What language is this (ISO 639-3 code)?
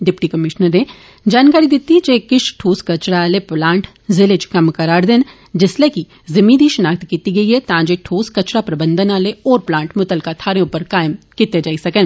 doi